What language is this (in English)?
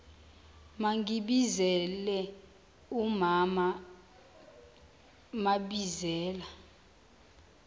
Zulu